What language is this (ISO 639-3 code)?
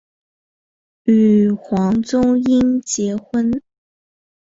zho